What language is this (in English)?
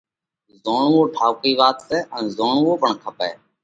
Parkari Koli